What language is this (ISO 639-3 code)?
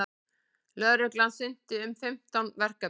isl